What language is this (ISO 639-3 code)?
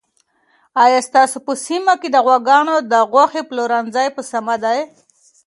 pus